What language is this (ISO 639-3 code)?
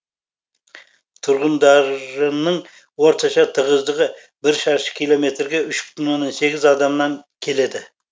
kaz